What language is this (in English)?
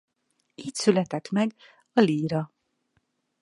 Hungarian